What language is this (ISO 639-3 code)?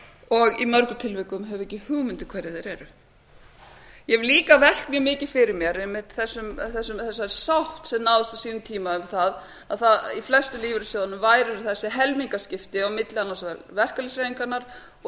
isl